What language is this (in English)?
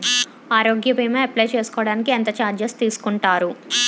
Telugu